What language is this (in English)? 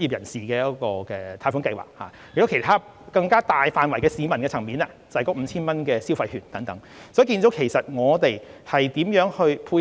Cantonese